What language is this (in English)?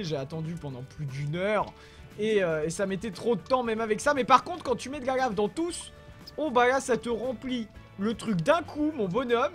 French